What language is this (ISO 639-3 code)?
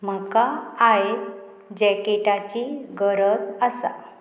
kok